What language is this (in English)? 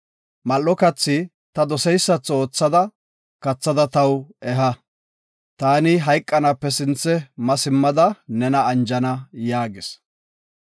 Gofa